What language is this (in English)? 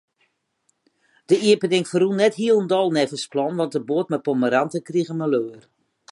Western Frisian